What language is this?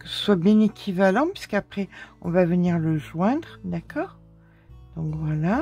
French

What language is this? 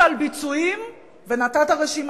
Hebrew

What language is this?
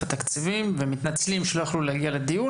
Hebrew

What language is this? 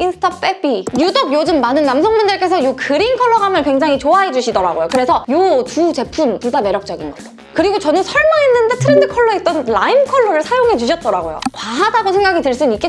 Korean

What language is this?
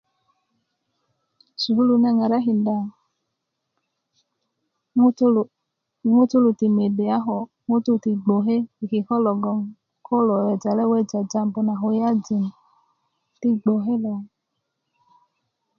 Kuku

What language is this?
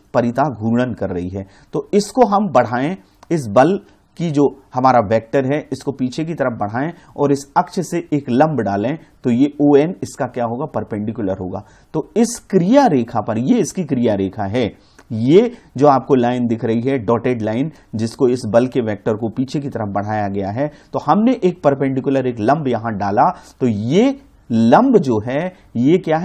Hindi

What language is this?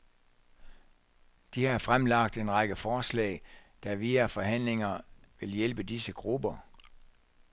Danish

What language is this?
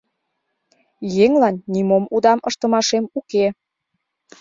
Mari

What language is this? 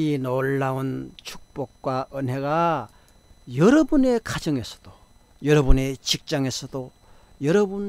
Korean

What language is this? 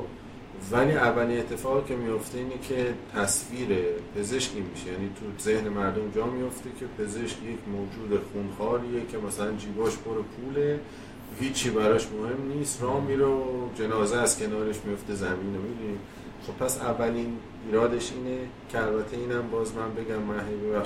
Persian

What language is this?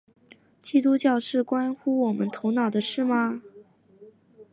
Chinese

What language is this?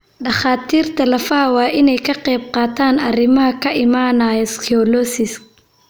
Somali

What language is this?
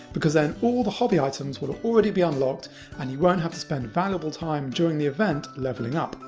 English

